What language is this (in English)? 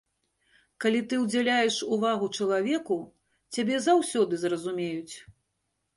Belarusian